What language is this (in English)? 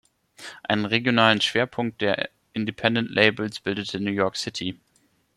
German